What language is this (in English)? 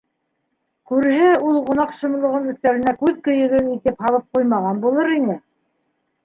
Bashkir